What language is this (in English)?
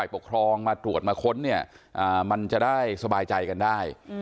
Thai